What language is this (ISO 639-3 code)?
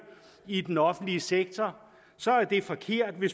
dan